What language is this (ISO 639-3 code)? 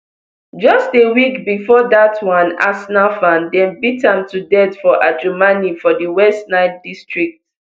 pcm